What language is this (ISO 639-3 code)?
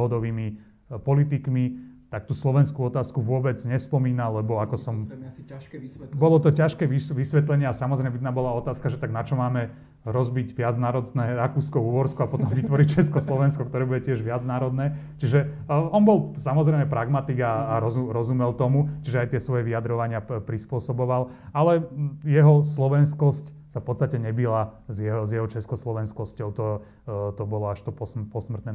slk